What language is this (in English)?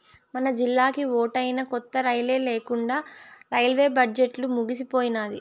Telugu